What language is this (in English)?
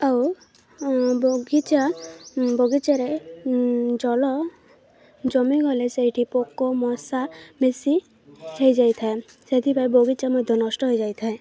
Odia